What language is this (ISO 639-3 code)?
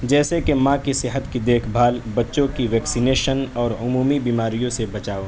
urd